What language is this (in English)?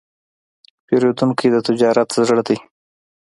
Pashto